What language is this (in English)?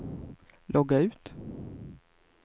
Swedish